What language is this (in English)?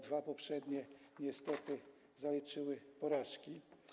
Polish